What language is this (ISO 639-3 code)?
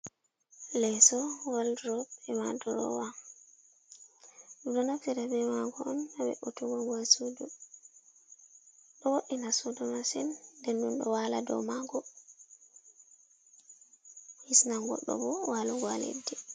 ful